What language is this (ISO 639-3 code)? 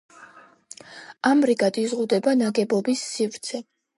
kat